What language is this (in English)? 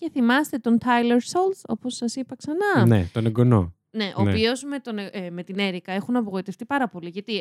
Greek